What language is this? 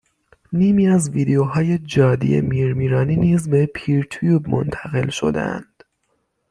Persian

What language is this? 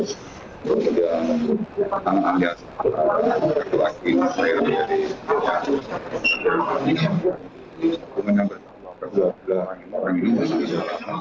Indonesian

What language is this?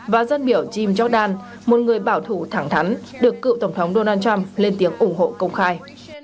Vietnamese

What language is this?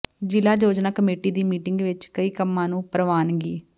Punjabi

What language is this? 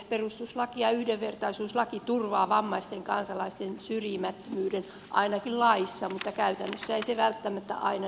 Finnish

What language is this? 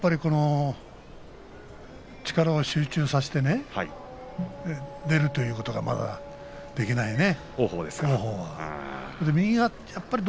Japanese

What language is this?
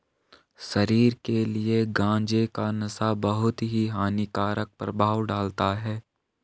Hindi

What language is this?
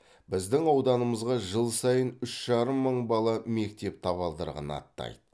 Kazakh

